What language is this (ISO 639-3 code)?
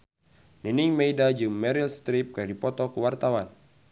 sun